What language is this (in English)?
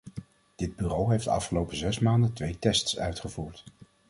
Dutch